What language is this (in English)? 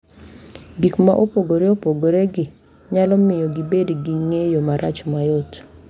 Luo (Kenya and Tanzania)